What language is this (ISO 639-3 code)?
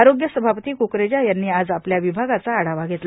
mar